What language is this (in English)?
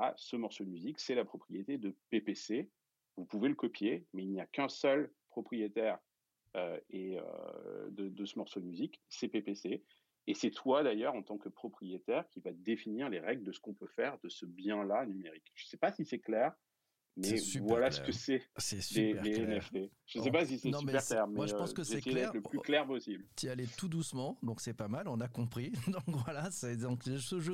French